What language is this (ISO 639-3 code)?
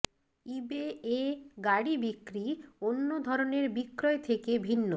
ben